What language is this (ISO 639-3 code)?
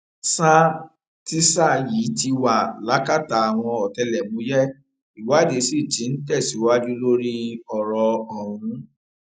yor